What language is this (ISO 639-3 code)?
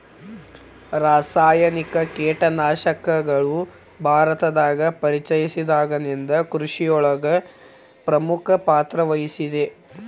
kan